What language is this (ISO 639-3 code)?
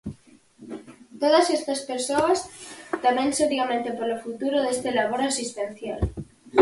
glg